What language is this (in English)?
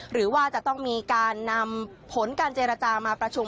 Thai